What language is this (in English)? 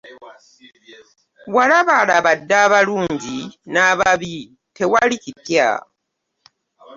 Ganda